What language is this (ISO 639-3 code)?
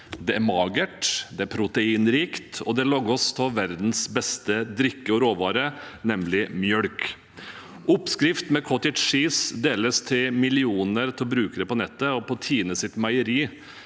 nor